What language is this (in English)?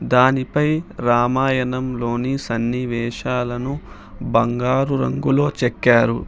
Telugu